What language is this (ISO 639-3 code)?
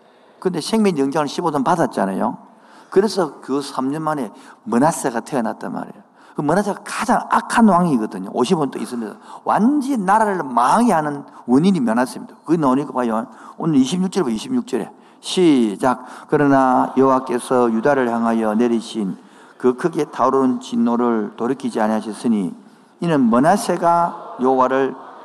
kor